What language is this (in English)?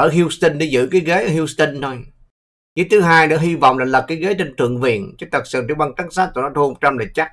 Vietnamese